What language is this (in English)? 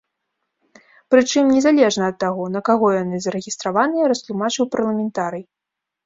Belarusian